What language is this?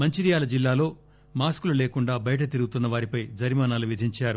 Telugu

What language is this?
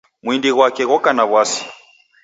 Taita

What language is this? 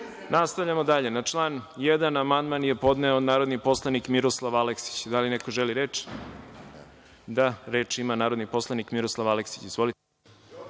Serbian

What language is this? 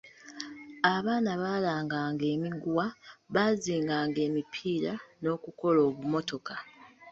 Ganda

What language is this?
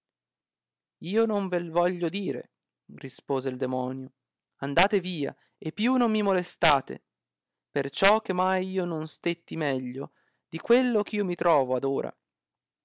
Italian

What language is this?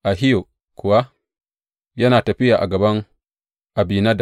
Hausa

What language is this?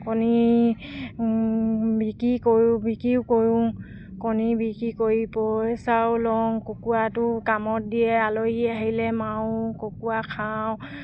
Assamese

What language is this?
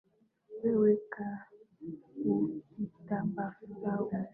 Swahili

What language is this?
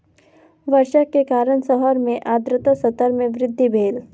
Maithili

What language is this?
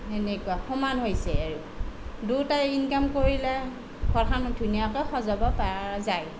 Assamese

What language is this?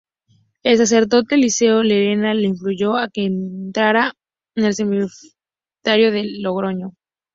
Spanish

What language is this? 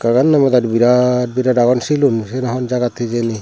Chakma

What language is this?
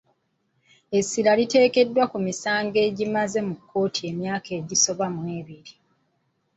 Ganda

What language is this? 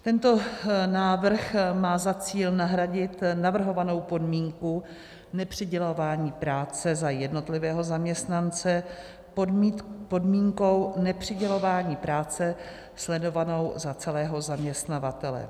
Czech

